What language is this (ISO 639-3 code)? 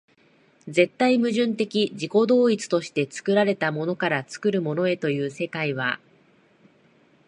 jpn